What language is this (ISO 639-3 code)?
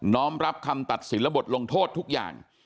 tha